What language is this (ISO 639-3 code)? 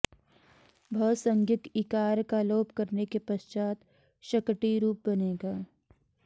san